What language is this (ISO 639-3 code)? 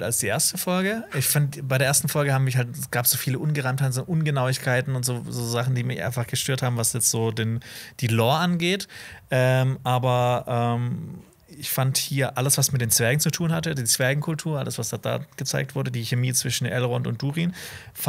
deu